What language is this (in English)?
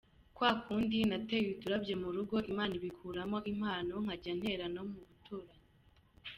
Kinyarwanda